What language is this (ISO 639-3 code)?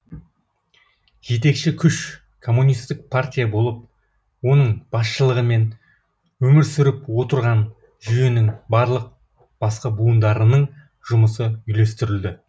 kaz